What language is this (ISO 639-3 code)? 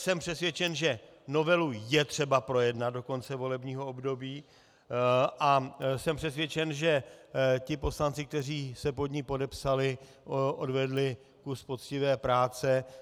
ces